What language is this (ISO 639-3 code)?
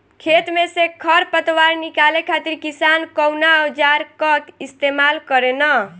bho